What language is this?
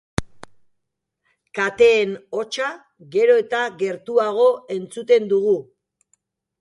Basque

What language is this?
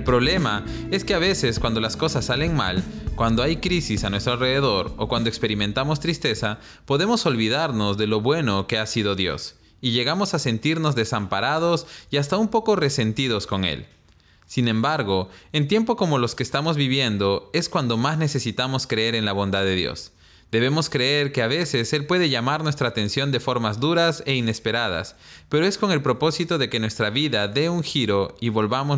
Spanish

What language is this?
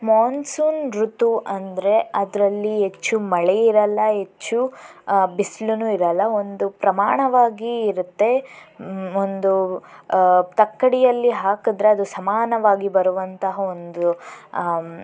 Kannada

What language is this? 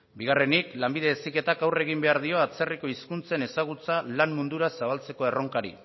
Basque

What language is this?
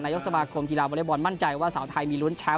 Thai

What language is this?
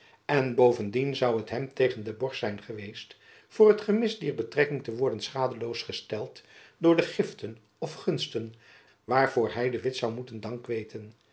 Dutch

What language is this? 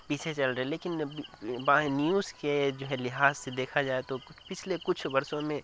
Urdu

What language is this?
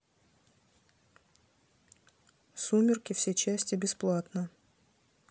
Russian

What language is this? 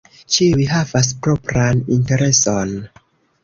Esperanto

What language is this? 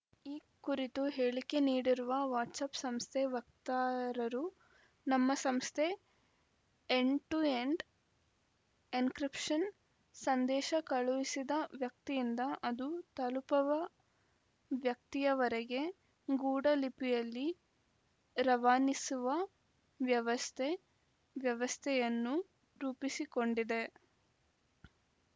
Kannada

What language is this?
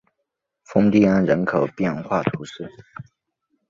Chinese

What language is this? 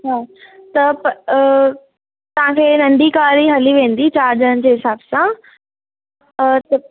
Sindhi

